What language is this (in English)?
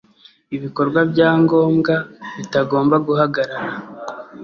Kinyarwanda